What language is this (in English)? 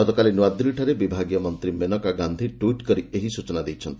Odia